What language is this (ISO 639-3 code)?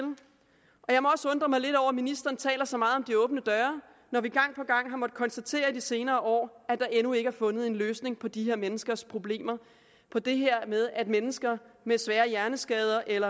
dan